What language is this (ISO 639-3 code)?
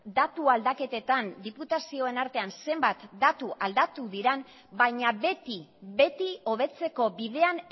eus